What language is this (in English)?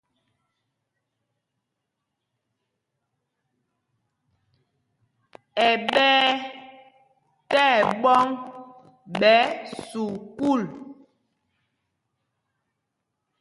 Mpumpong